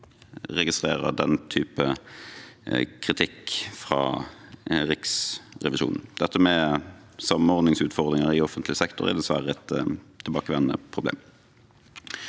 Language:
Norwegian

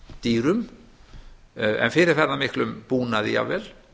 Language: Icelandic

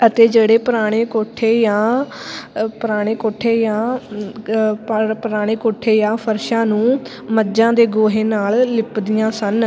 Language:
Punjabi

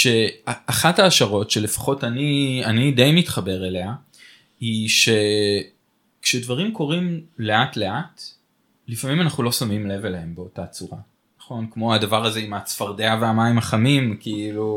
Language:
Hebrew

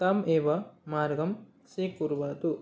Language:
Sanskrit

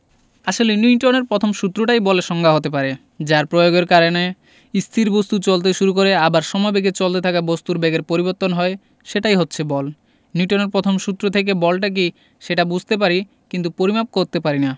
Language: Bangla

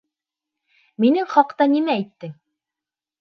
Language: Bashkir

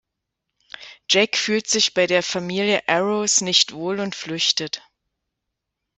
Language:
German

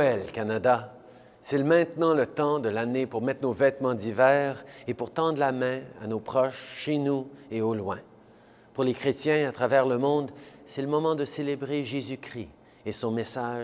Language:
French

